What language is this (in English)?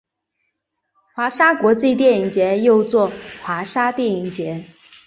Chinese